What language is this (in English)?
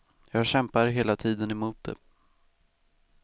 Swedish